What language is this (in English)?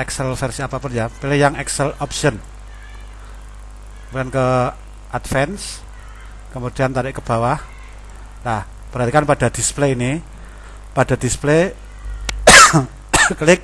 Indonesian